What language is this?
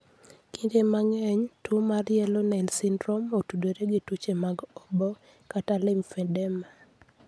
Luo (Kenya and Tanzania)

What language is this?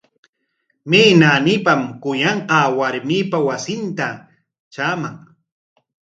Corongo Ancash Quechua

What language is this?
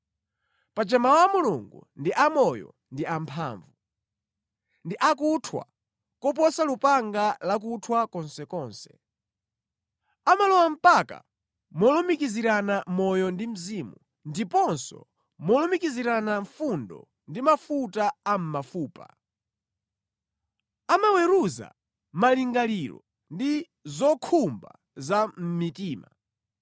Nyanja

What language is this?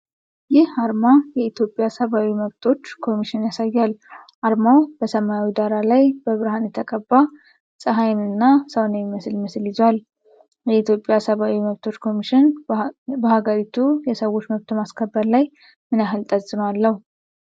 Amharic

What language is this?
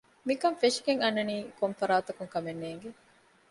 Divehi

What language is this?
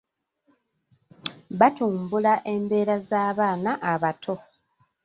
Ganda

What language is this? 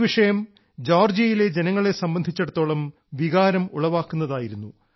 Malayalam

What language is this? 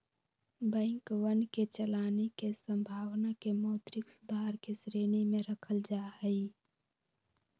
Magahi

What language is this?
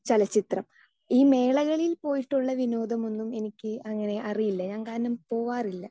Malayalam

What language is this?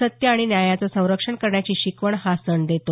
Marathi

